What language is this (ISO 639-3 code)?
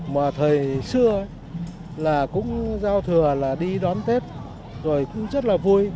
vie